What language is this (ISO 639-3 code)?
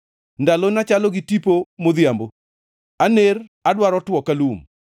luo